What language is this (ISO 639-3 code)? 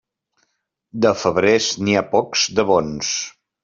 cat